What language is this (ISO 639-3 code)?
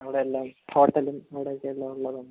mal